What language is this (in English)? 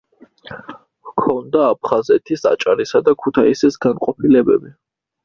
Georgian